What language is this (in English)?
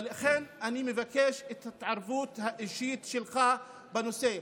Hebrew